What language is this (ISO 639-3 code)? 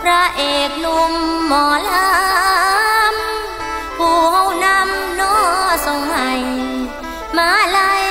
tha